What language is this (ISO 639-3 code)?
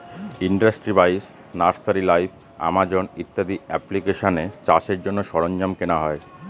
ben